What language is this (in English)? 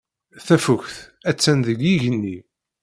Kabyle